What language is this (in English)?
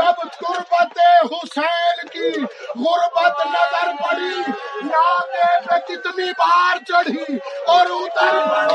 Urdu